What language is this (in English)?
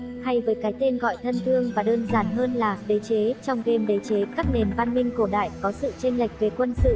Vietnamese